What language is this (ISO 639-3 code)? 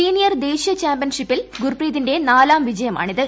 mal